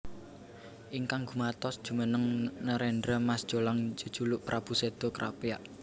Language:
Javanese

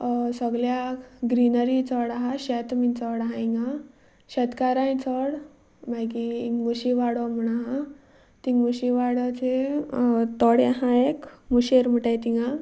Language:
Konkani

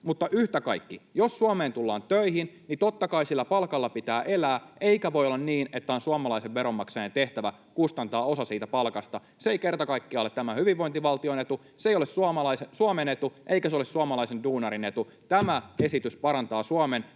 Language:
Finnish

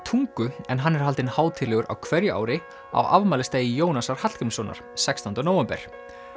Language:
Icelandic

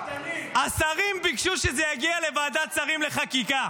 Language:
Hebrew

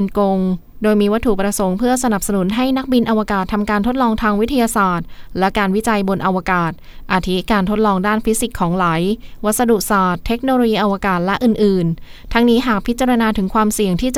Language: Thai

